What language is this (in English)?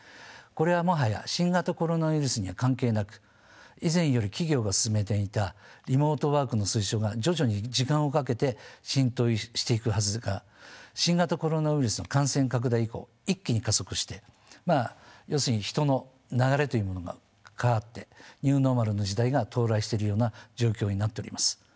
Japanese